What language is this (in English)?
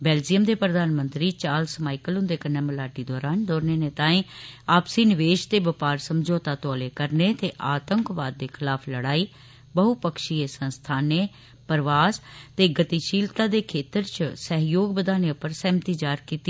Dogri